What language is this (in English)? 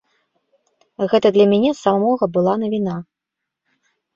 Belarusian